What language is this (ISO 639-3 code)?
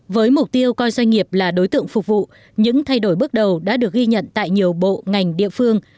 vie